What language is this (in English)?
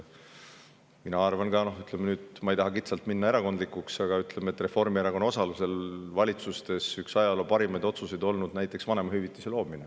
Estonian